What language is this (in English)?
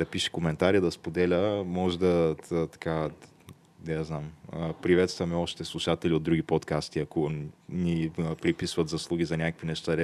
Bulgarian